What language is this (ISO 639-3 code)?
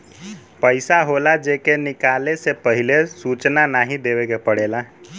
bho